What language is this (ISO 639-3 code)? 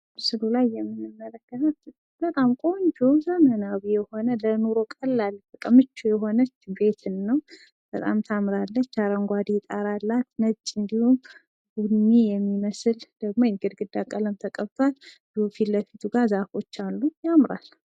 amh